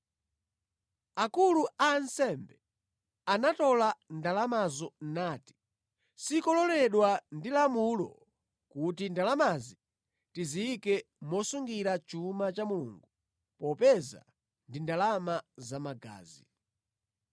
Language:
Nyanja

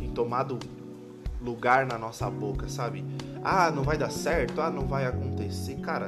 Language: Portuguese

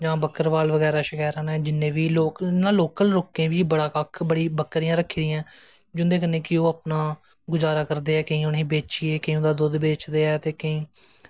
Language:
Dogri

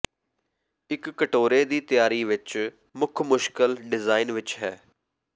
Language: Punjabi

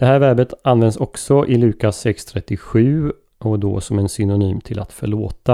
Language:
Swedish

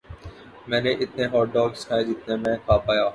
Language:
Urdu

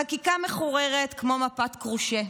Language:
Hebrew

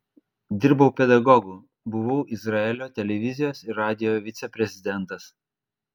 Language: Lithuanian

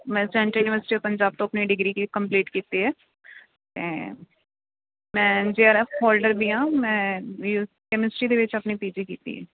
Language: Punjabi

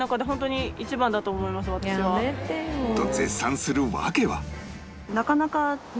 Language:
Japanese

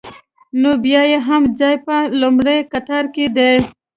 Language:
Pashto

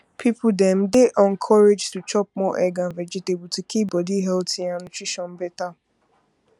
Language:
Nigerian Pidgin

